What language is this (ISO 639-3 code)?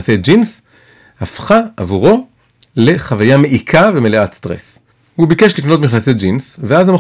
heb